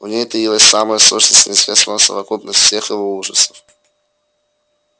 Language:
Russian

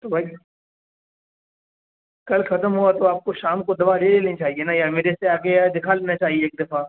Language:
Urdu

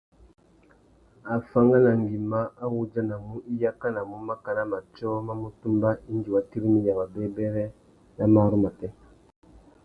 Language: Tuki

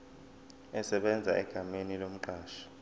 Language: Zulu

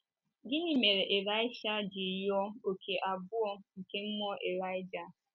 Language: Igbo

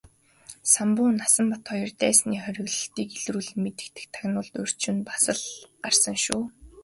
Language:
Mongolian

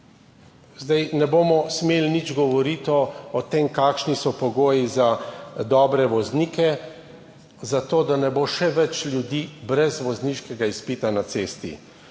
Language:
Slovenian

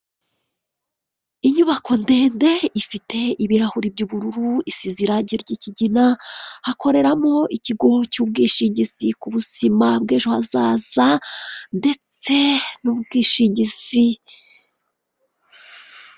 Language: Kinyarwanda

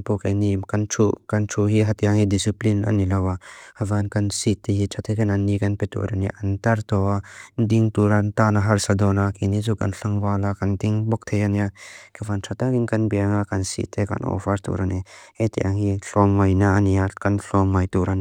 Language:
Mizo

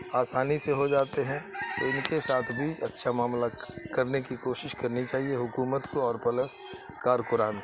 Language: Urdu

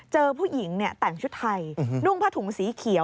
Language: Thai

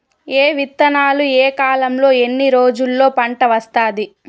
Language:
Telugu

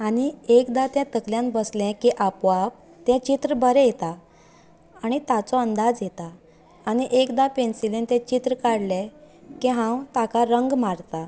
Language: Konkani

